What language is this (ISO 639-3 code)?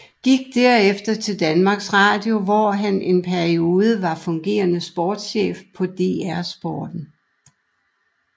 dan